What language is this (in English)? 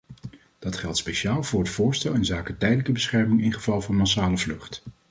Dutch